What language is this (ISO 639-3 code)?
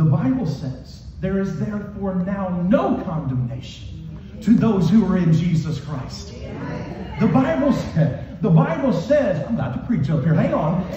eng